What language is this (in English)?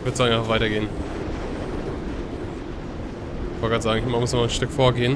German